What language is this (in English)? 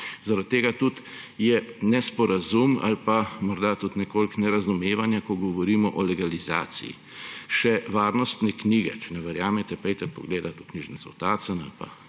Slovenian